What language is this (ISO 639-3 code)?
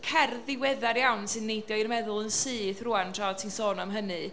cym